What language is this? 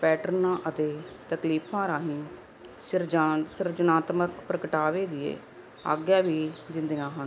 Punjabi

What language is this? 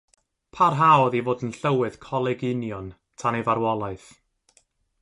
Welsh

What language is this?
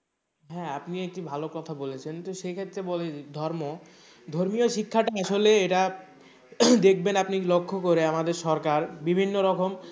Bangla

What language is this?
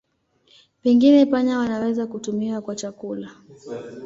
Swahili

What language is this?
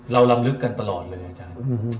Thai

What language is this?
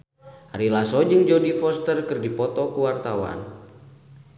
Sundanese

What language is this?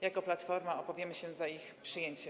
Polish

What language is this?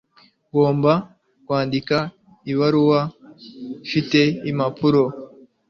Kinyarwanda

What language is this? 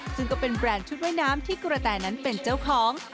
Thai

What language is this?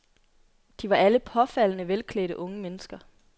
Danish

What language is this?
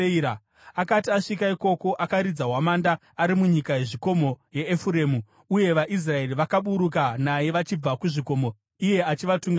Shona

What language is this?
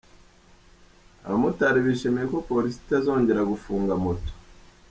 Kinyarwanda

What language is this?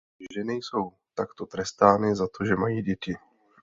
Czech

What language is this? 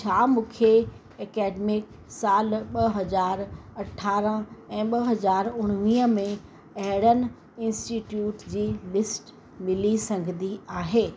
Sindhi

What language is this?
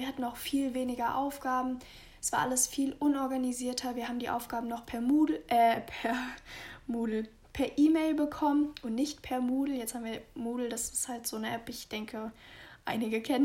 German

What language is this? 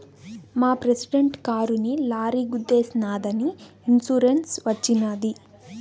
Telugu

